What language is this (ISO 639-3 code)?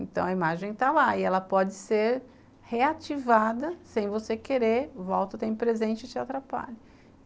por